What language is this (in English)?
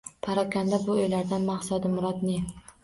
Uzbek